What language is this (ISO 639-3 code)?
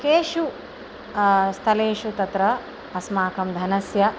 san